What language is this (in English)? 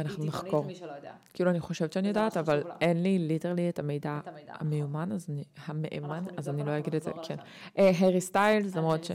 Hebrew